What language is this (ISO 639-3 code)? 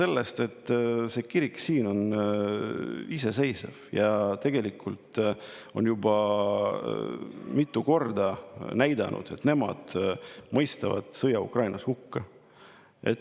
est